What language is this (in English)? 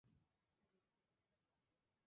Spanish